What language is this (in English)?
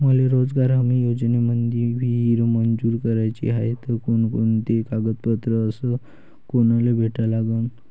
Marathi